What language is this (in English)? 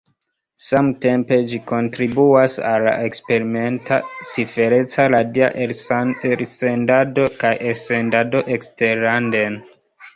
Esperanto